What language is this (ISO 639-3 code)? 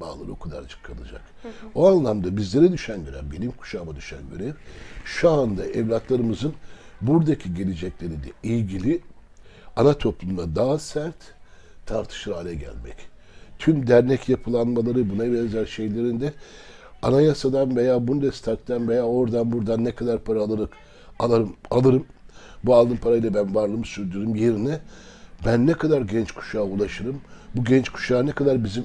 tur